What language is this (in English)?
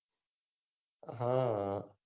Gujarati